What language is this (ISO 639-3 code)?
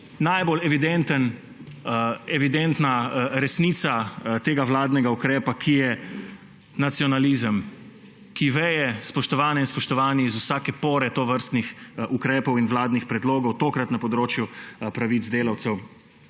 slv